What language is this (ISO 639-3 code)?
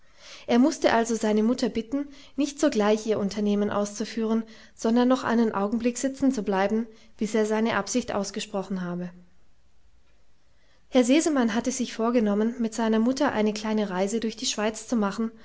deu